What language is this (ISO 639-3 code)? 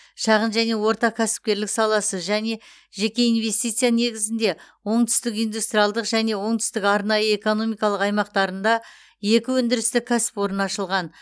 kaz